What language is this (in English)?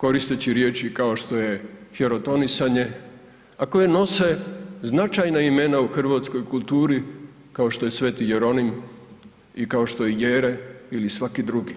Croatian